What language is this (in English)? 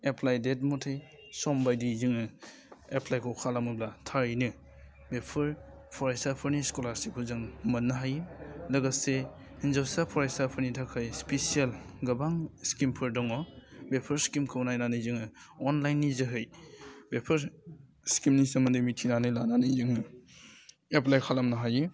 Bodo